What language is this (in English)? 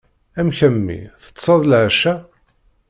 Kabyle